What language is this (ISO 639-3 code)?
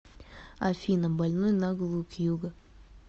rus